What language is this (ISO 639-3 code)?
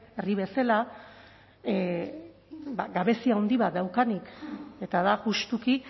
eus